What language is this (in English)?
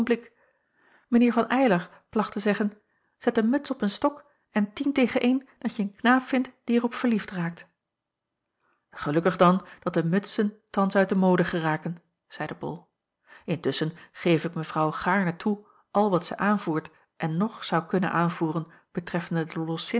Dutch